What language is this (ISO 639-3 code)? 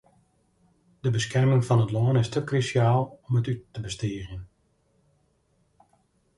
fry